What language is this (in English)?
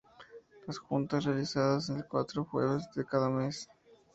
Spanish